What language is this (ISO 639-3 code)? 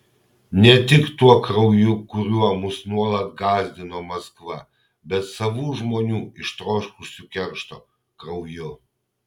lit